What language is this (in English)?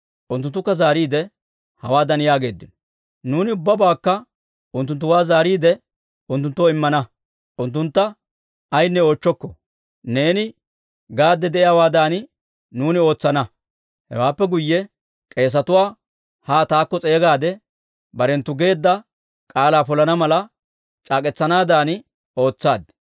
Dawro